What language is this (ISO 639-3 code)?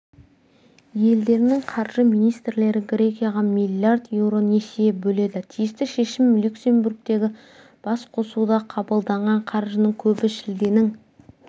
kaz